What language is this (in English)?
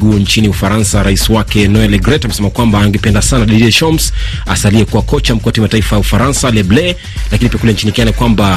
Swahili